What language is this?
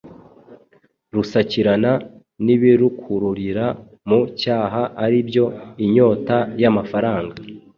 Kinyarwanda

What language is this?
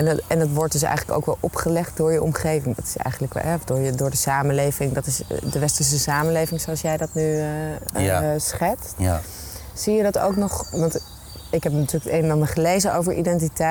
Dutch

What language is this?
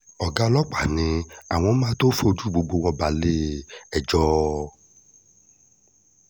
Yoruba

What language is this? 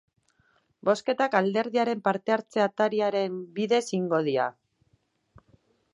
Basque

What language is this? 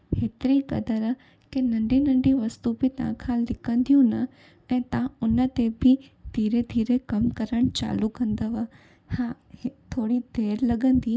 Sindhi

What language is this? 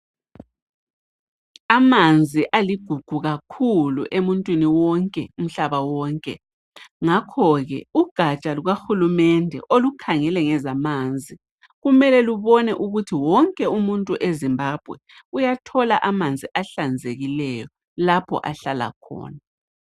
North Ndebele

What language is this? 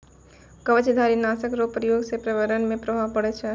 Maithili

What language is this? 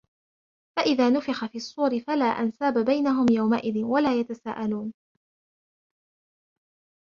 Arabic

